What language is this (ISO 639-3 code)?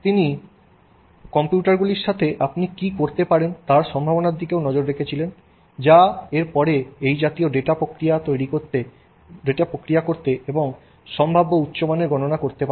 ben